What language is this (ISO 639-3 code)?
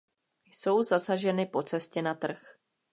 ces